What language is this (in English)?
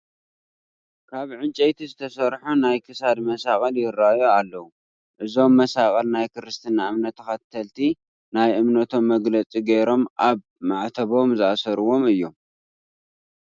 Tigrinya